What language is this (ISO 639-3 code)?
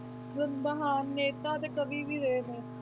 pan